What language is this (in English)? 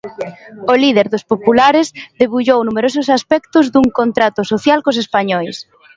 Galician